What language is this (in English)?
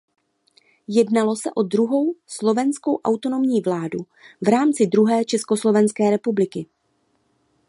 Czech